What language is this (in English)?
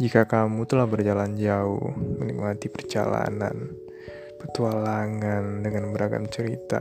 Indonesian